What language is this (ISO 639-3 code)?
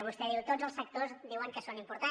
cat